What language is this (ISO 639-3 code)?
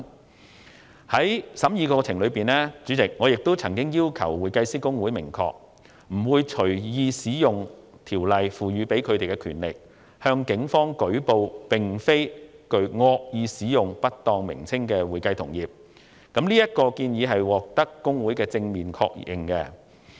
yue